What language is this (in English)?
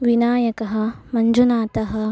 Sanskrit